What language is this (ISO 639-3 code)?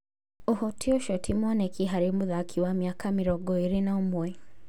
kik